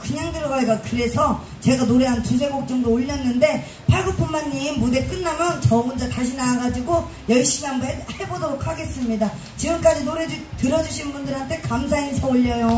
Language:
Korean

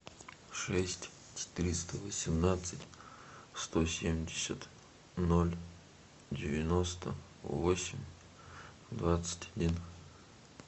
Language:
Russian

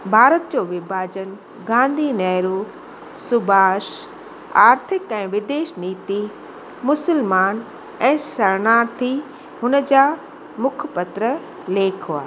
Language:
Sindhi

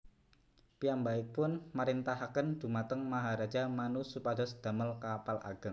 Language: Javanese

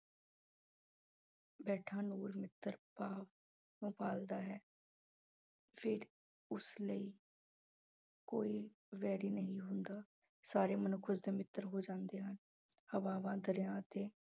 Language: Punjabi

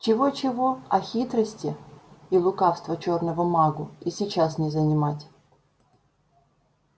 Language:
Russian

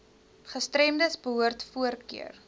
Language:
Afrikaans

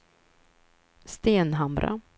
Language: Swedish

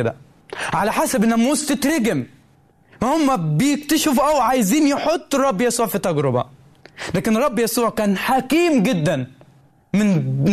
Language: Arabic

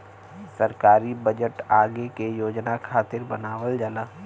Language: Bhojpuri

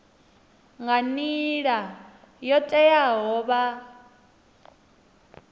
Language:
Venda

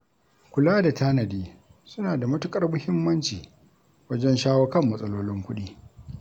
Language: Hausa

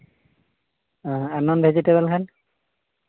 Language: Santali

